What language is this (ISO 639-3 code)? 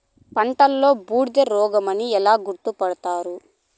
tel